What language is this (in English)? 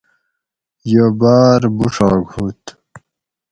Gawri